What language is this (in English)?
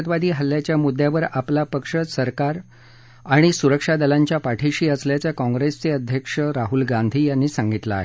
Marathi